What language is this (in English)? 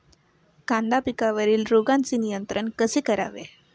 Marathi